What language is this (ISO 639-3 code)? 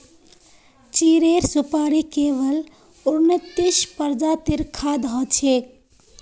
mag